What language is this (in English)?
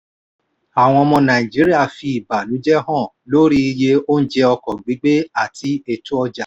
Yoruba